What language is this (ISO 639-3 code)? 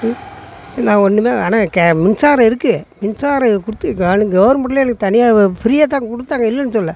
tam